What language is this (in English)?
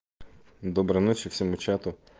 Russian